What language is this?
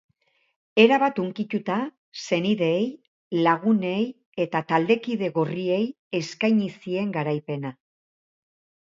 Basque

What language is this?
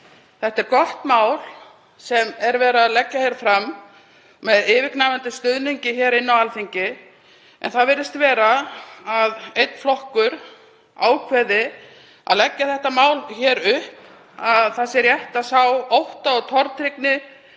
Icelandic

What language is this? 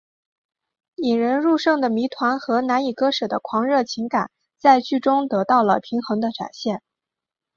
Chinese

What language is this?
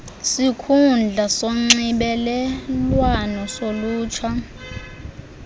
Xhosa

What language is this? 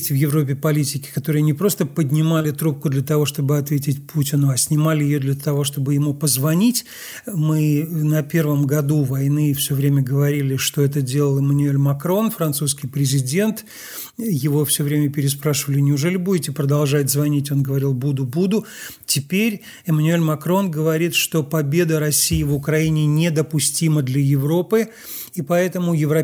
Russian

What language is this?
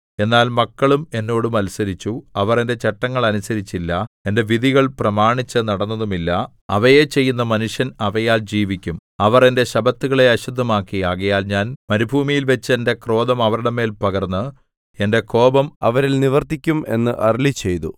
Malayalam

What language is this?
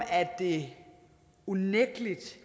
Danish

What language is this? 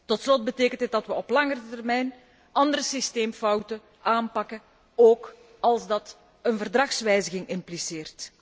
Dutch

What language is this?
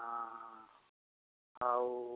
Odia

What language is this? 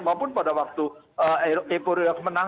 Indonesian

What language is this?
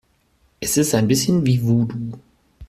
German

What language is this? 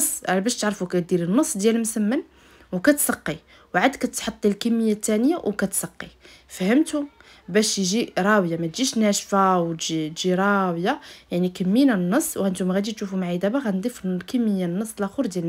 Arabic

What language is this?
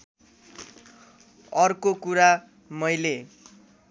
Nepali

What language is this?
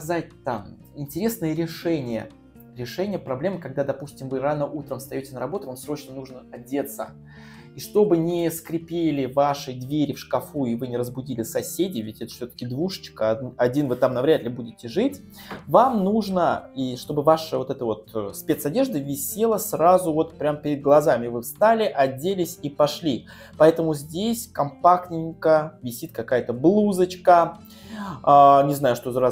Russian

